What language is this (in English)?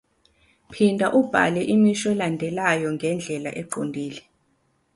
Zulu